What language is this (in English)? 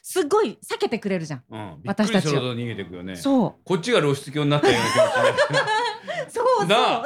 Japanese